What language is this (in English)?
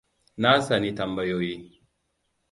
Hausa